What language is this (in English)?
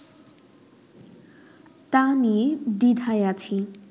Bangla